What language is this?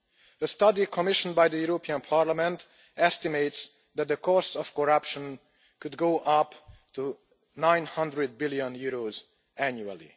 English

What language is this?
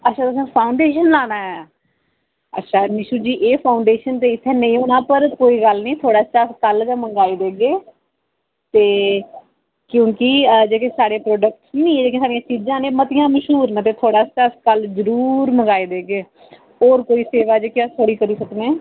Dogri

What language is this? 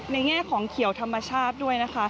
Thai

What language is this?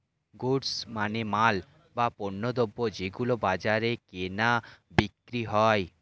Bangla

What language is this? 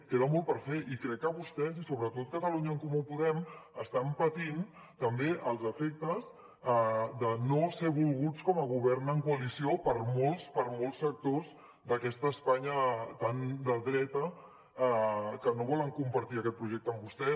Catalan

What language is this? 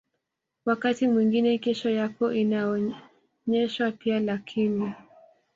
Swahili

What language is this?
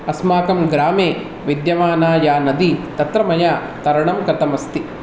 Sanskrit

